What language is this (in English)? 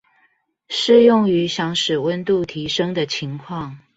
Chinese